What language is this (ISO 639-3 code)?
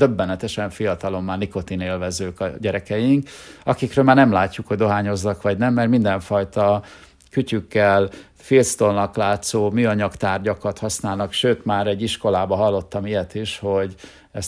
hun